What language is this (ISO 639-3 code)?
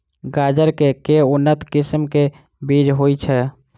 mai